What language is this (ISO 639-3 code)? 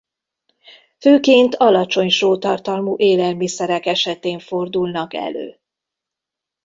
hun